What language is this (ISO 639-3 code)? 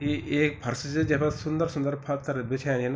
gbm